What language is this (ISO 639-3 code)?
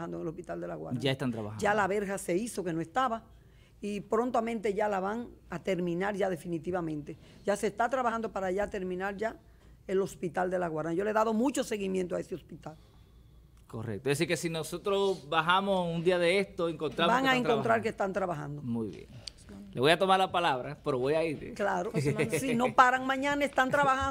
spa